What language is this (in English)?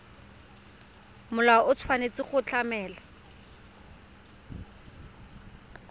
Tswana